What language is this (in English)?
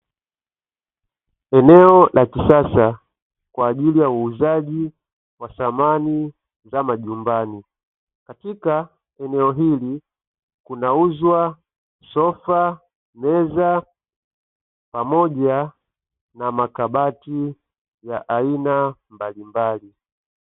Swahili